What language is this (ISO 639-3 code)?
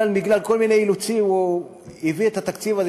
heb